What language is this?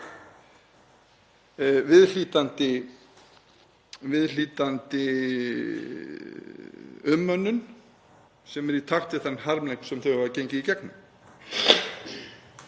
Icelandic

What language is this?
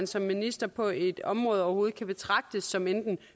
Danish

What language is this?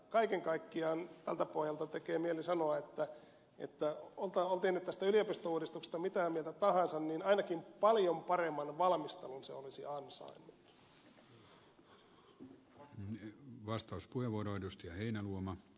Finnish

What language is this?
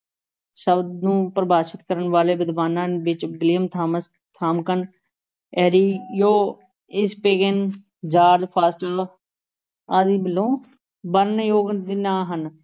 Punjabi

